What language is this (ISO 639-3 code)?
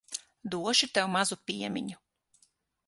lav